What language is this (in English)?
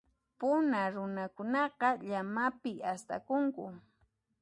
Puno Quechua